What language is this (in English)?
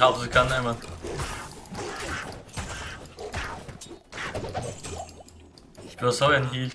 German